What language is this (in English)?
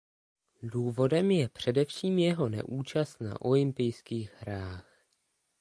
Czech